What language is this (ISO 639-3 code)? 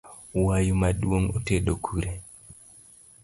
luo